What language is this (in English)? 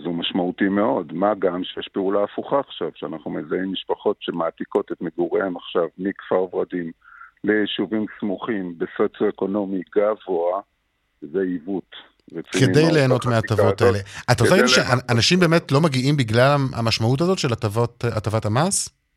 Hebrew